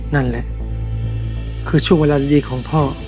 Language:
Thai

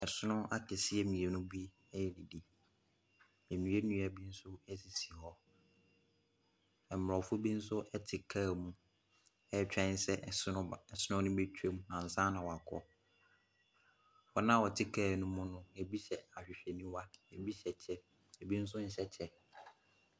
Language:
Akan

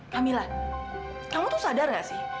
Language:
Indonesian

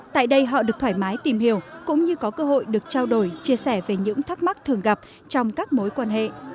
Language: Vietnamese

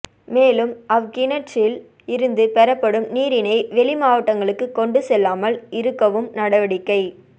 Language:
Tamil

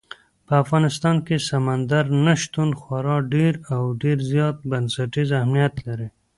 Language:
Pashto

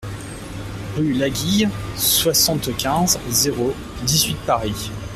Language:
French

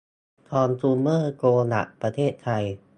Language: Thai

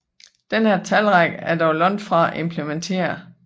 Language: Danish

